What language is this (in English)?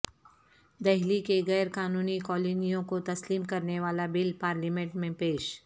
Urdu